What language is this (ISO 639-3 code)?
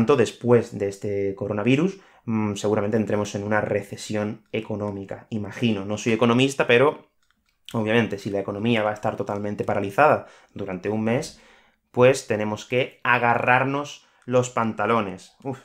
spa